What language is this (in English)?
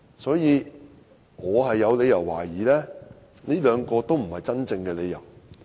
Cantonese